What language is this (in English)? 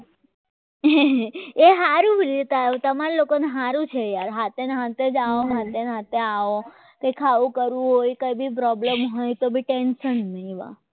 Gujarati